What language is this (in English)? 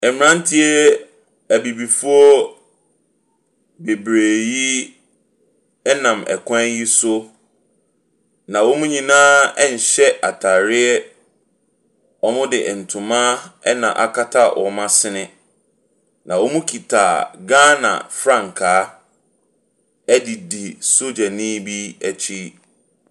Akan